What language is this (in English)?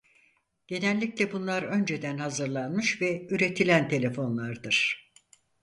Turkish